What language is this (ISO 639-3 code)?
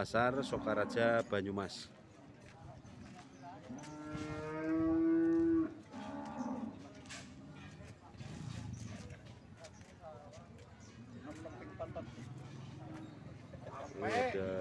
ind